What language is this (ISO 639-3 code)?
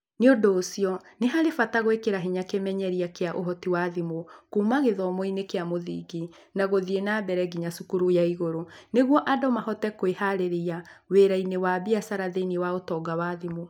kik